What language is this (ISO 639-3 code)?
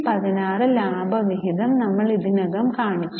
mal